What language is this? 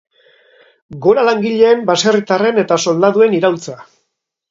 Basque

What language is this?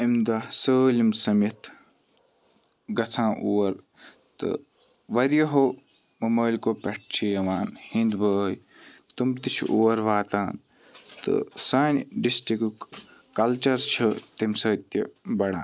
Kashmiri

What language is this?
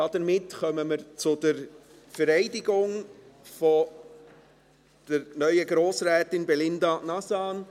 Swiss German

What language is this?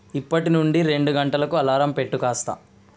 Telugu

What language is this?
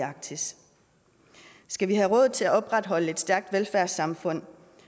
Danish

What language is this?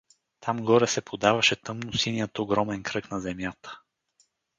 Bulgarian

